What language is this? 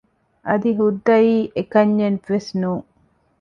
Divehi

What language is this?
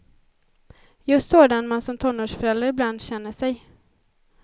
Swedish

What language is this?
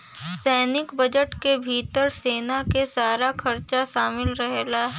Bhojpuri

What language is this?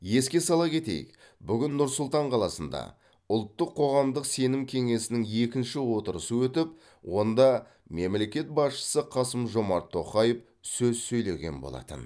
Kazakh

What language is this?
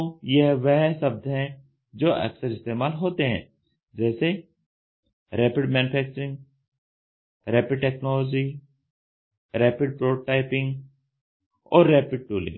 Hindi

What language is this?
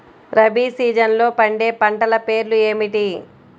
Telugu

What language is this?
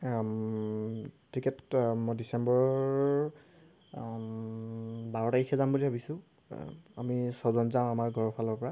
Assamese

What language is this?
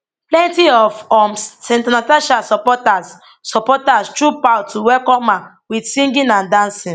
Nigerian Pidgin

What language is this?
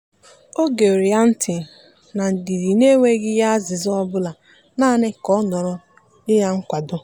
Igbo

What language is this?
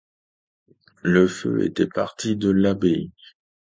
French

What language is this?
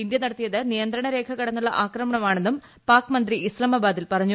Malayalam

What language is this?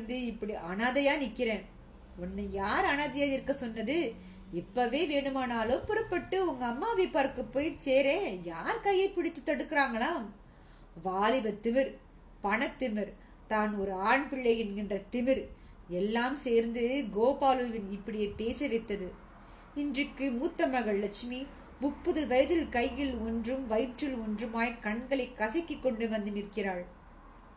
Tamil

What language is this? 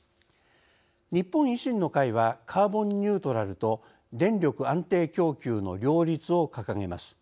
Japanese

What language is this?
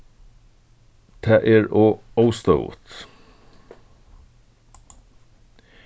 Faroese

